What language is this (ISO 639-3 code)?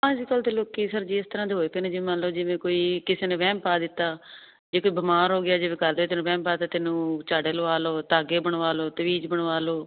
pan